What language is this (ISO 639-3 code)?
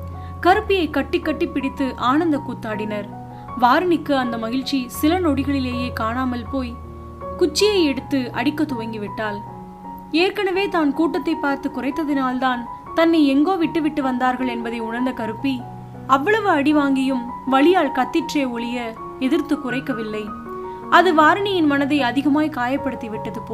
tam